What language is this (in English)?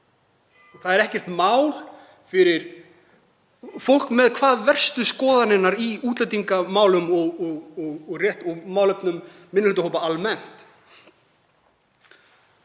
Icelandic